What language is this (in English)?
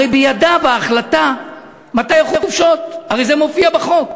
Hebrew